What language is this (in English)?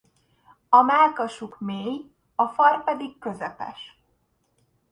Hungarian